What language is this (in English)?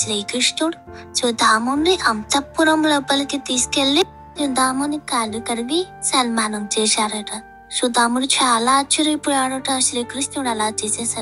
Romanian